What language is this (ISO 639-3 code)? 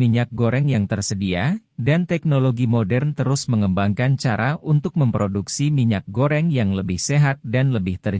ind